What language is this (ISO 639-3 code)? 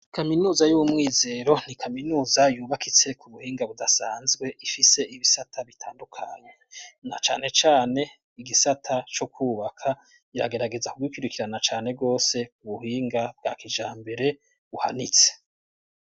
run